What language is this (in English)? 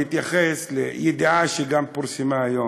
Hebrew